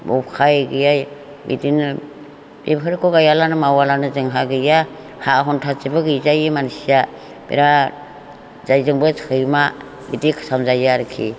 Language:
Bodo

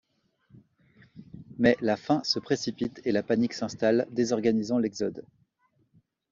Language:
French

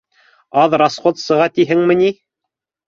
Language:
Bashkir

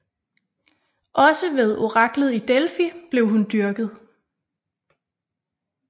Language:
Danish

